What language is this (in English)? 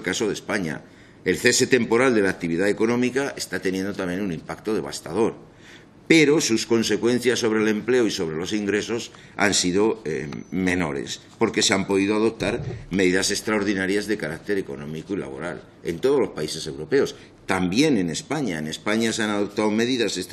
Spanish